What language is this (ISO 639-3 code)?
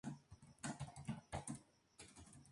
spa